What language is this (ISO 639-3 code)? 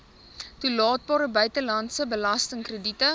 afr